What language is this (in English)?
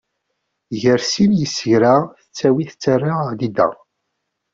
Kabyle